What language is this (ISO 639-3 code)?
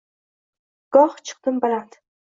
uzb